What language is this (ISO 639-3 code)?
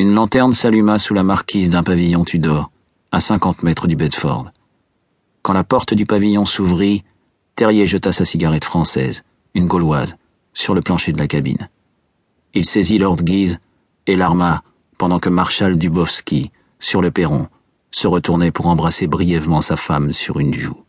fra